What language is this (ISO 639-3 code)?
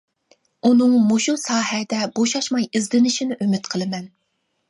uig